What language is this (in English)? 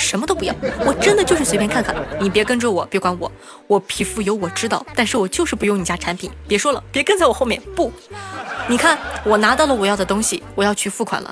Chinese